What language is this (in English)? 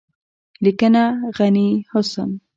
Pashto